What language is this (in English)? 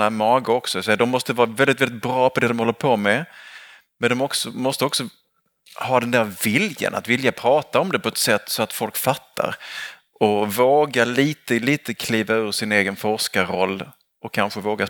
Swedish